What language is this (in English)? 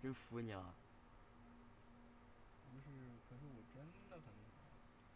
Chinese